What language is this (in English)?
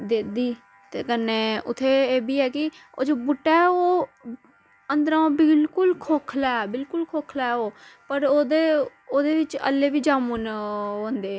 Dogri